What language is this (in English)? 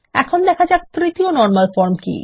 Bangla